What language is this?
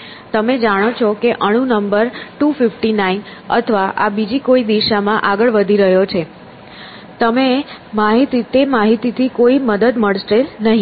Gujarati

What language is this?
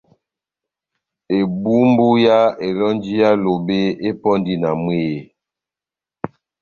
Batanga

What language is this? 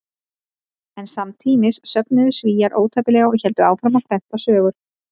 Icelandic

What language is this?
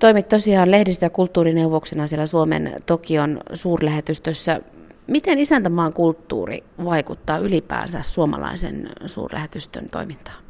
Finnish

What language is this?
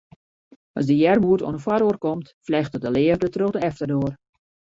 Western Frisian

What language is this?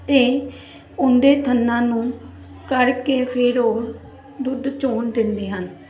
Punjabi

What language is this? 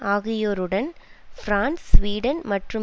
Tamil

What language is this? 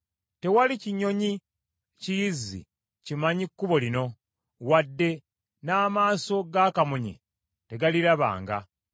Ganda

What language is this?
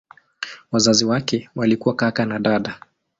Swahili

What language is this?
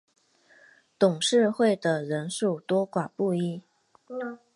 Chinese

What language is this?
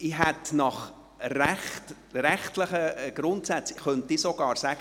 Swiss German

